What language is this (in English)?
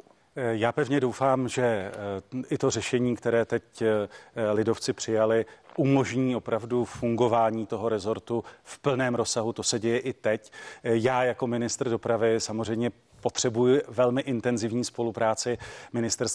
Czech